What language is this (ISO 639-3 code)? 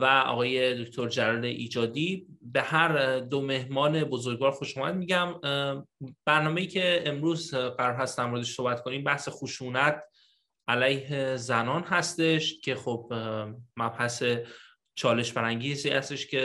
fas